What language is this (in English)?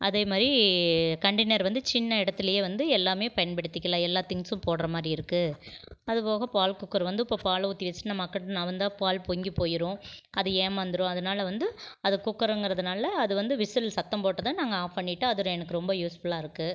Tamil